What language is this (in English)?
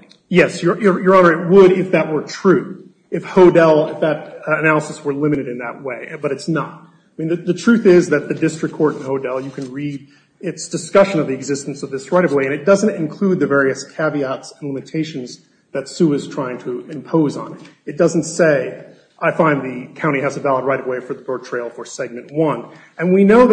English